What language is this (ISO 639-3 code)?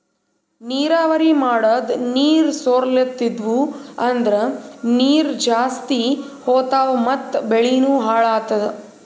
kan